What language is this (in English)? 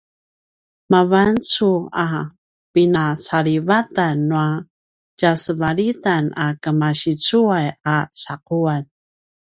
Paiwan